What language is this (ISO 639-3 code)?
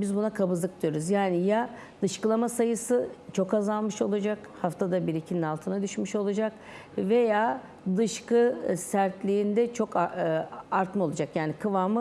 tur